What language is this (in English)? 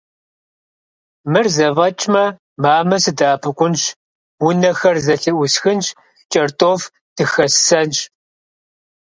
Kabardian